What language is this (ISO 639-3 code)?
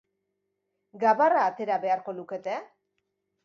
eus